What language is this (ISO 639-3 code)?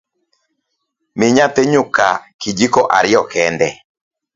luo